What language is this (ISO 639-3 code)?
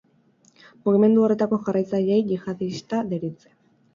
eus